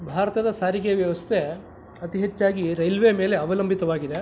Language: Kannada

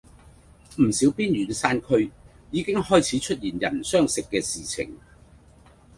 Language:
Cantonese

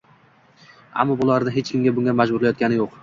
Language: Uzbek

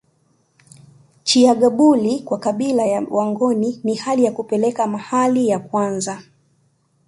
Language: Swahili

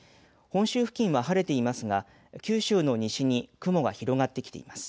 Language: Japanese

